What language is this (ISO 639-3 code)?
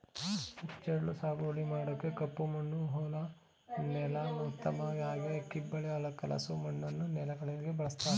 kan